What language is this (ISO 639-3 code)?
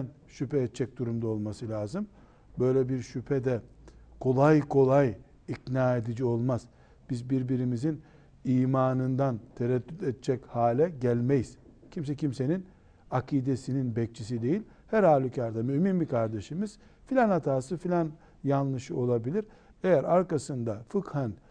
tur